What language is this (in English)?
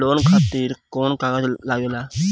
Bhojpuri